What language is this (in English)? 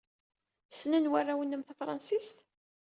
Kabyle